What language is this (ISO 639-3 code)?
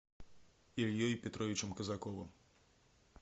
rus